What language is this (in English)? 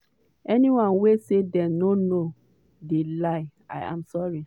Nigerian Pidgin